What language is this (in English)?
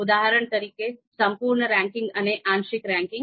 Gujarati